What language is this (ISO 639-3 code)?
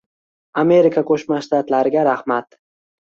uzb